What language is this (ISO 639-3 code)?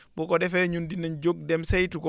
wol